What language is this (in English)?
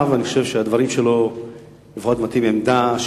Hebrew